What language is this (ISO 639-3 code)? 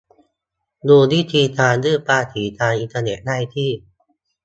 tha